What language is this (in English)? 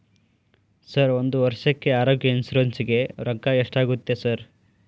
Kannada